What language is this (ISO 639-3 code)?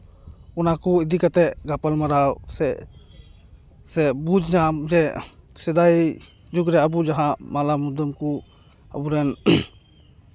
sat